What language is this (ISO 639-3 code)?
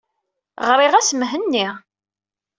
kab